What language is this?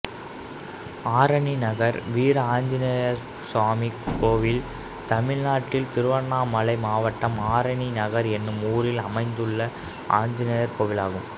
Tamil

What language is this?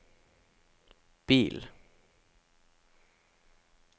Norwegian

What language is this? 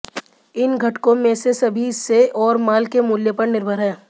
Hindi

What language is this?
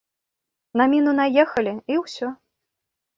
Belarusian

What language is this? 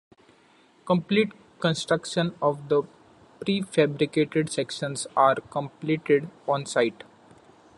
English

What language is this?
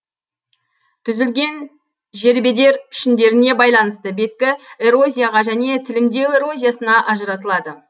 Kazakh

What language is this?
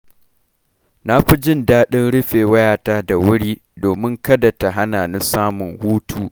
Hausa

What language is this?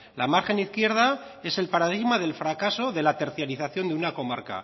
Spanish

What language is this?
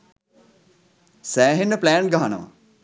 Sinhala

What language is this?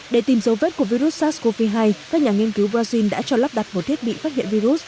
Vietnamese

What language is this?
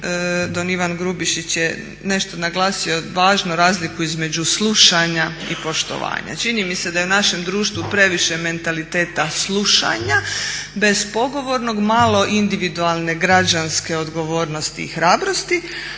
Croatian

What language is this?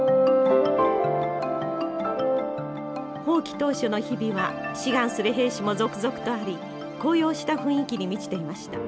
Japanese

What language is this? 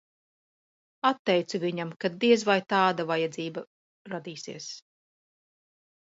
Latvian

